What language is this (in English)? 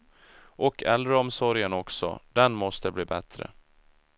Swedish